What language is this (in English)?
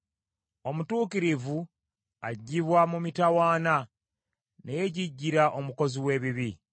Ganda